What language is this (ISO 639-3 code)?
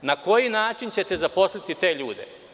srp